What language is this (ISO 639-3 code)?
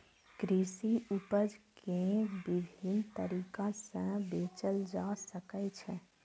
mai